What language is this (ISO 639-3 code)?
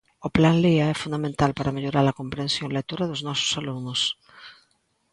glg